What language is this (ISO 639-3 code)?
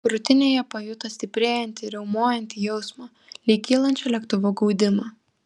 lit